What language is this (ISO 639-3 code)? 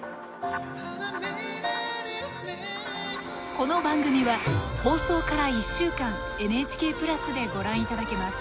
jpn